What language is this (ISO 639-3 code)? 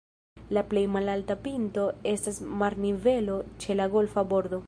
epo